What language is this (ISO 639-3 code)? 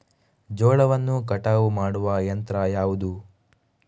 kan